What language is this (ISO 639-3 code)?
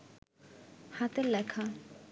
ben